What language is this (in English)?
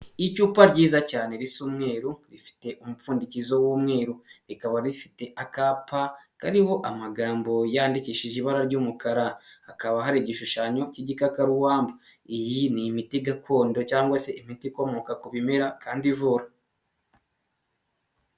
Kinyarwanda